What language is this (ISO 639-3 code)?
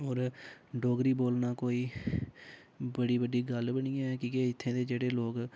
doi